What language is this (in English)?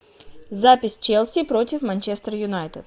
Russian